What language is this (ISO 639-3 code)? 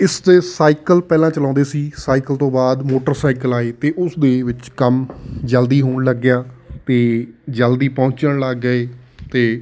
pan